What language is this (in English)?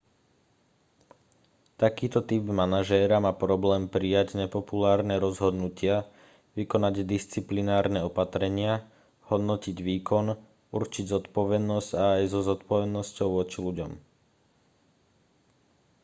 Slovak